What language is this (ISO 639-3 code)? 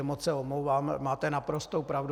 ces